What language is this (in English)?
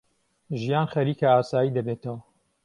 Central Kurdish